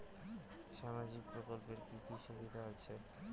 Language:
Bangla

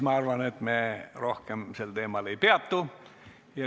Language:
Estonian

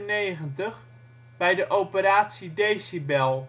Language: Dutch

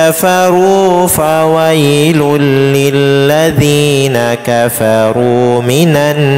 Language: Indonesian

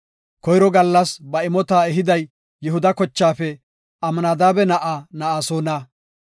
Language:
Gofa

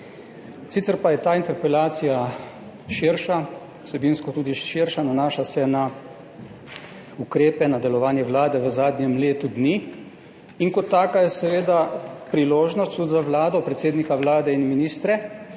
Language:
Slovenian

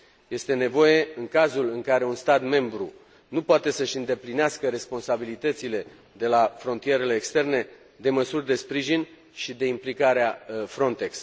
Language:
Romanian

